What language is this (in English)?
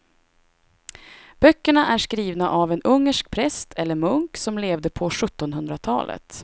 Swedish